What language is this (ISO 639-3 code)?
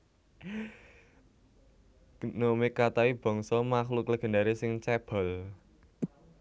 jav